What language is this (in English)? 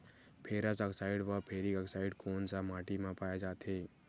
Chhattisgarhi